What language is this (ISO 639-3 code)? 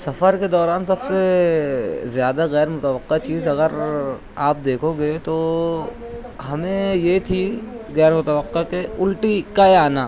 urd